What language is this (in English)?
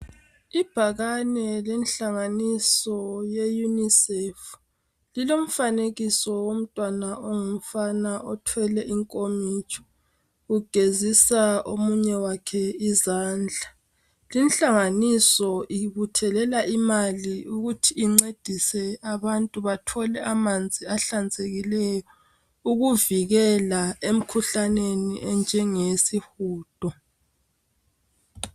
North Ndebele